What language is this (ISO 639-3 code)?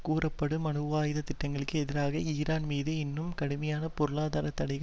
tam